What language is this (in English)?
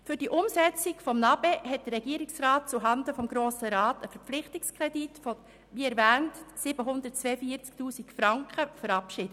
Swiss German